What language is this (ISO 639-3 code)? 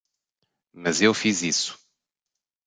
por